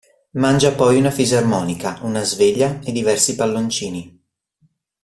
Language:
Italian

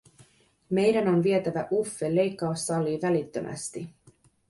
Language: Finnish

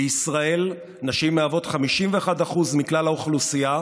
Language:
Hebrew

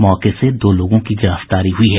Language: Hindi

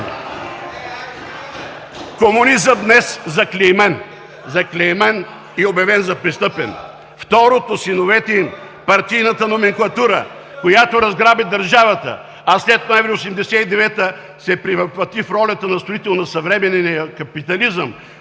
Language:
Bulgarian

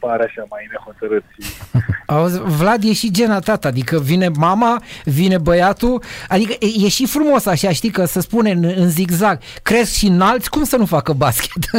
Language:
Romanian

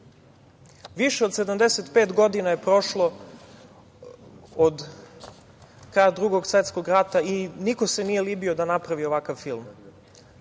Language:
Serbian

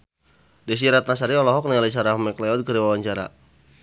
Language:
Sundanese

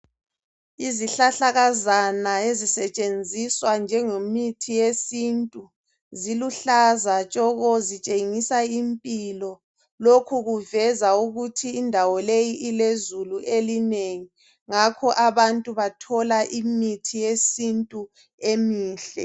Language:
North Ndebele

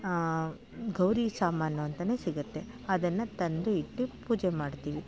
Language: Kannada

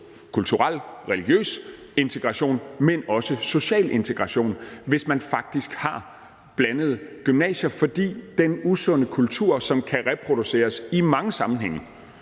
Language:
Danish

